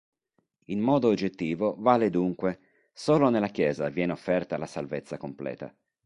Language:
Italian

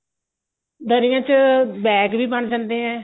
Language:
Punjabi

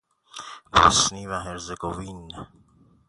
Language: Persian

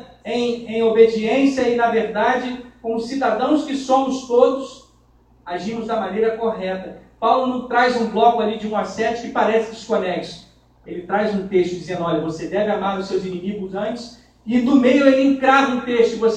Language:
Portuguese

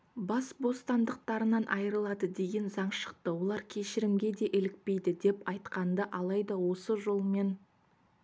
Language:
Kazakh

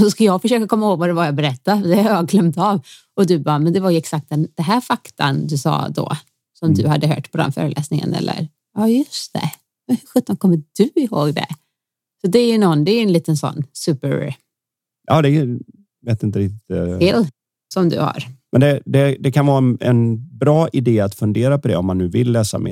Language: Swedish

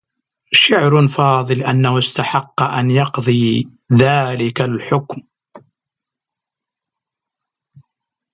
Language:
Arabic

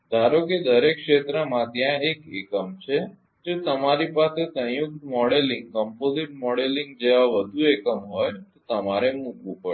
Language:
Gujarati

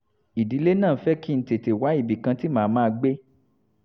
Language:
Yoruba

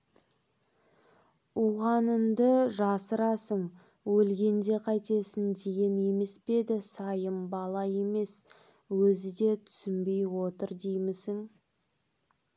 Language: Kazakh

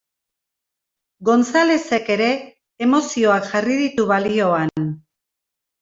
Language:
Basque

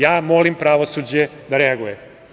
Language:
Serbian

